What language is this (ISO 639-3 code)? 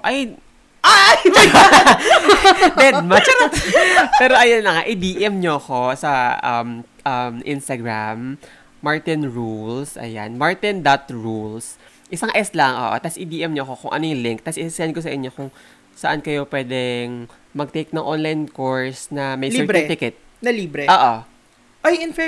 fil